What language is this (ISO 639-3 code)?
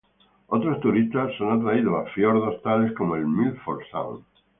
spa